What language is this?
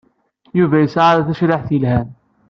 Kabyle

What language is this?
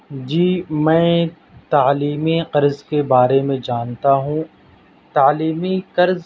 Urdu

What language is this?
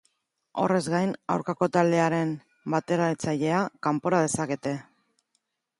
Basque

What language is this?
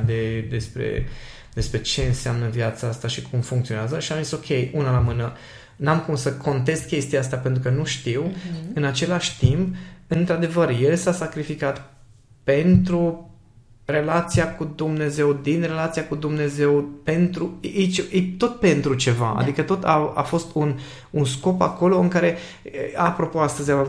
Romanian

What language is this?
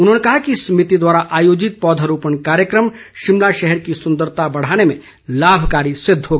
Hindi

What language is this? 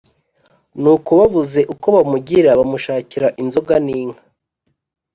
Kinyarwanda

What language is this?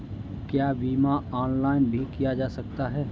Hindi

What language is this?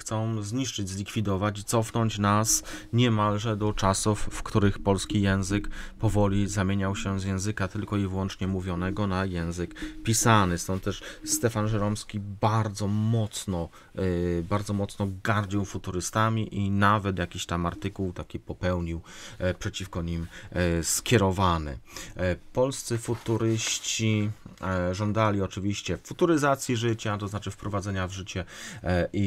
Polish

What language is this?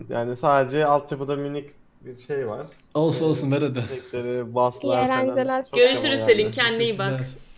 Turkish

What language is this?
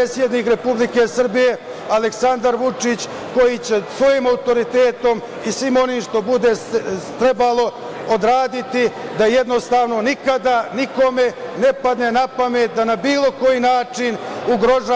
Serbian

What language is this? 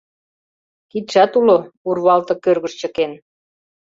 Mari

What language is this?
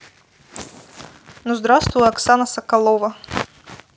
Russian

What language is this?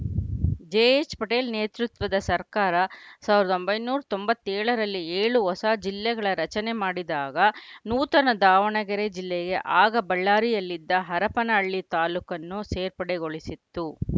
Kannada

